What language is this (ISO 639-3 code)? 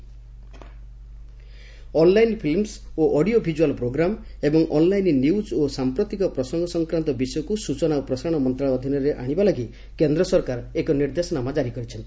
ori